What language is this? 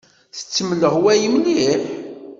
Kabyle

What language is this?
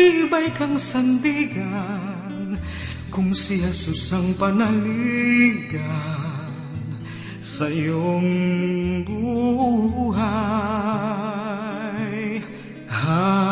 Filipino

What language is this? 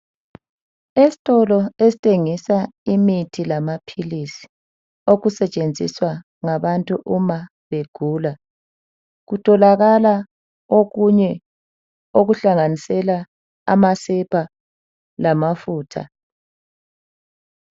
North Ndebele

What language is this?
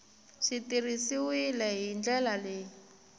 Tsonga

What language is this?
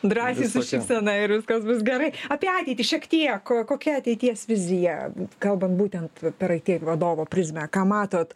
Lithuanian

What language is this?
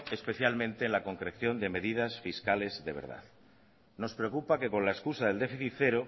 Spanish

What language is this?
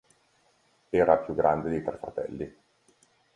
Italian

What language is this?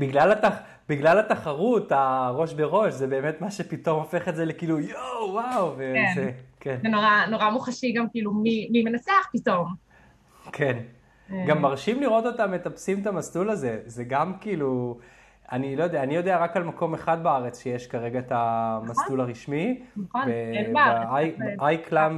Hebrew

